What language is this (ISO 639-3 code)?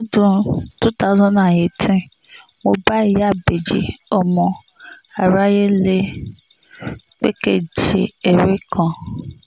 yor